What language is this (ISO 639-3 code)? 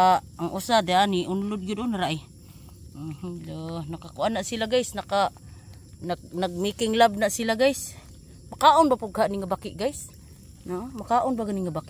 fil